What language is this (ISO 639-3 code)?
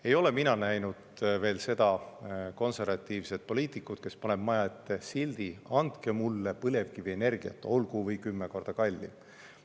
est